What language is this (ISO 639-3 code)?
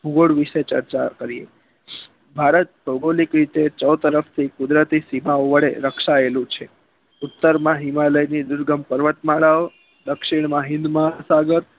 guj